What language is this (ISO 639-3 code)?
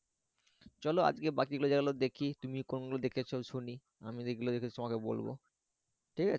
ben